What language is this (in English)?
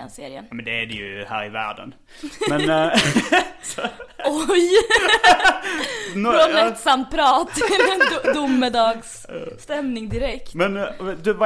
Swedish